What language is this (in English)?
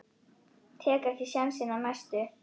Icelandic